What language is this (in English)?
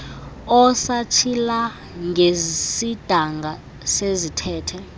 Xhosa